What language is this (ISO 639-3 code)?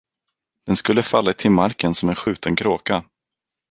swe